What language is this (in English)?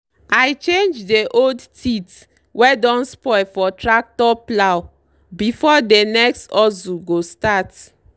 Nigerian Pidgin